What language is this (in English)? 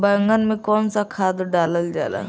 Bhojpuri